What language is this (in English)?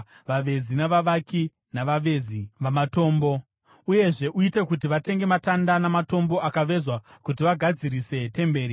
Shona